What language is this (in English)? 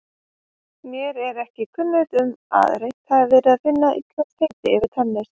Icelandic